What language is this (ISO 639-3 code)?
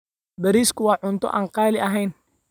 som